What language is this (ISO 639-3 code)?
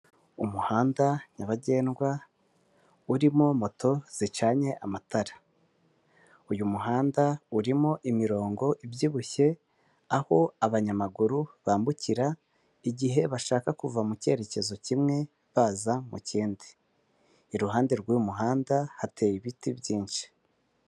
kin